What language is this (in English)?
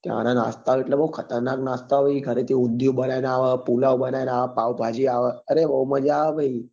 Gujarati